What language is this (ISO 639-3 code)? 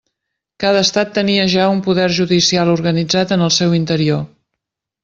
cat